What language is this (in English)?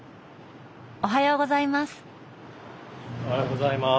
Japanese